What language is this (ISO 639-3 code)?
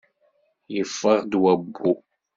kab